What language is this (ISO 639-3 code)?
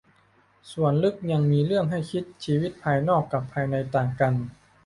tha